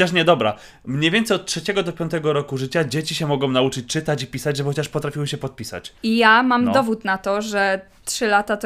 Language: Polish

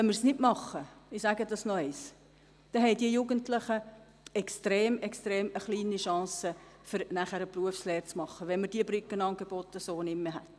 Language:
Swiss German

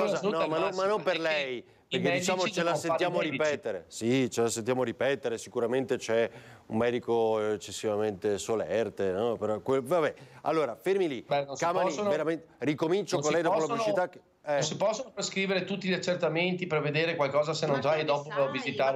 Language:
Italian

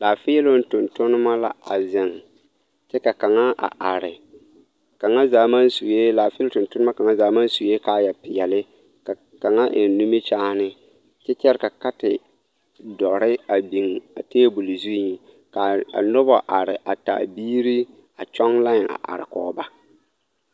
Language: Southern Dagaare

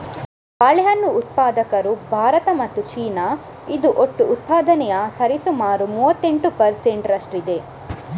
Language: Kannada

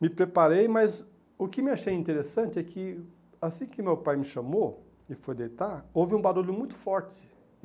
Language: Portuguese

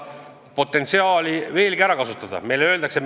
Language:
Estonian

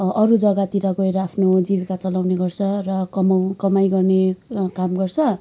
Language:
Nepali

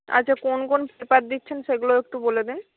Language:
Bangla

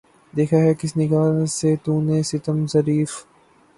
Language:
Urdu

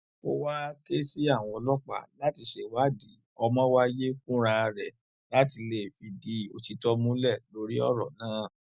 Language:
Yoruba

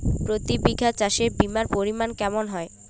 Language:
Bangla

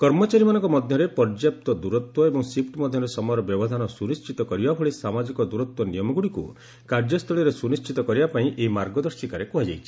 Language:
Odia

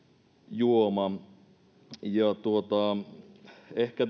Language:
Finnish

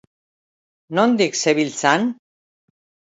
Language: Basque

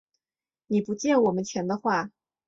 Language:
Chinese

